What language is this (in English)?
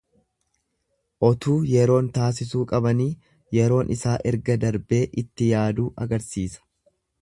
Oromo